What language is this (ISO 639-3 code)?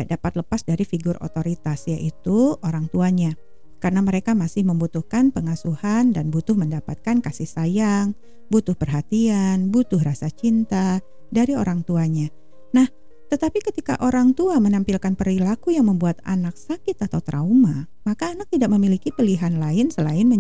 ind